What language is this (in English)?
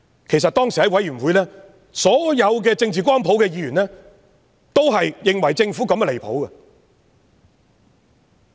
Cantonese